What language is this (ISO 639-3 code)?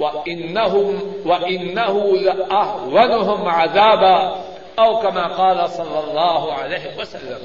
urd